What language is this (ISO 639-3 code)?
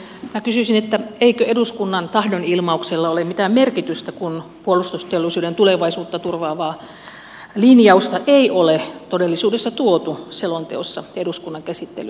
fin